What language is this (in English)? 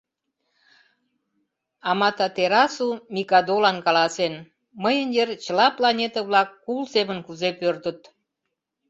Mari